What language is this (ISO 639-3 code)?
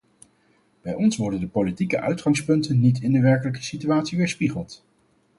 nld